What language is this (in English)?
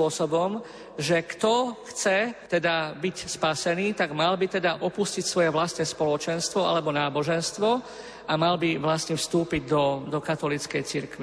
Slovak